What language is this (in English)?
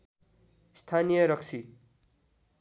Nepali